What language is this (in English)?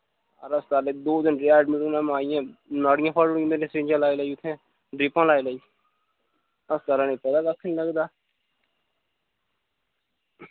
Dogri